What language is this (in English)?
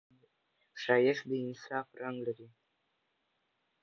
Pashto